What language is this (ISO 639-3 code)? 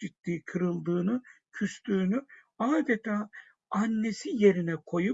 tur